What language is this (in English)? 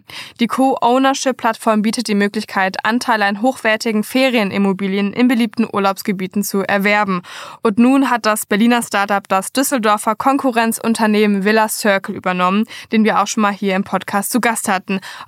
German